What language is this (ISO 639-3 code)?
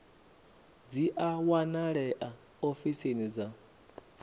ven